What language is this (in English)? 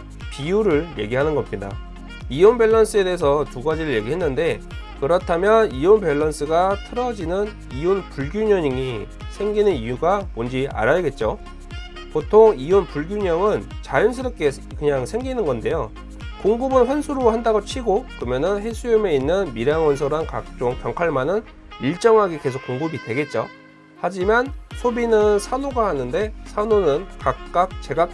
Korean